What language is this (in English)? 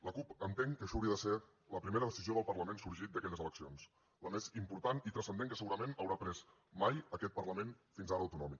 Catalan